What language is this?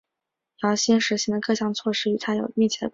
Chinese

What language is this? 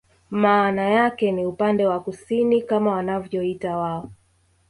Swahili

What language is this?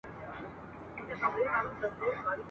Pashto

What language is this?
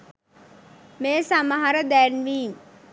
Sinhala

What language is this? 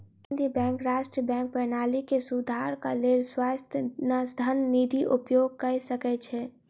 Maithili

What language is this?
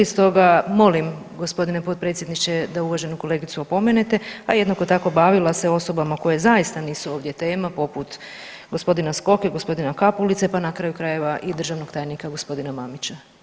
Croatian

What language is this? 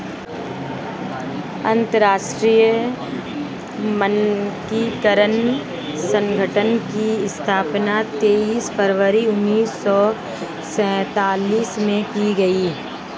Hindi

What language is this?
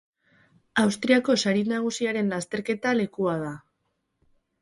Basque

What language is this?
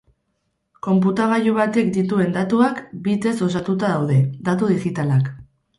Basque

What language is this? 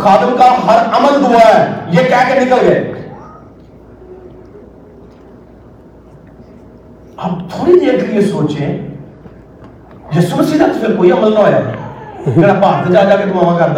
Urdu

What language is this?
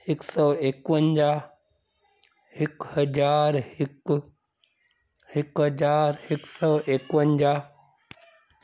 Sindhi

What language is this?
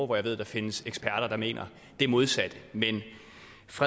Danish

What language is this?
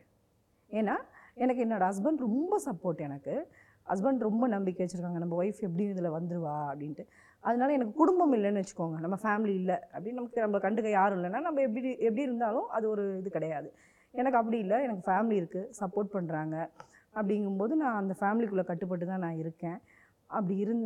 Tamil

